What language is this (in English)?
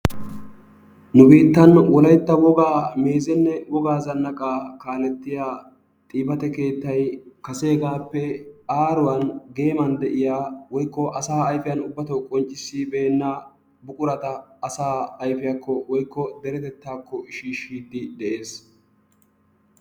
Wolaytta